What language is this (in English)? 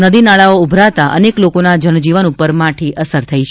Gujarati